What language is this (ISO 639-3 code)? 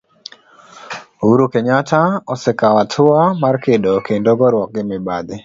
luo